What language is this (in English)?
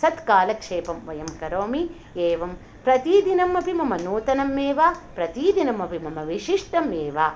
Sanskrit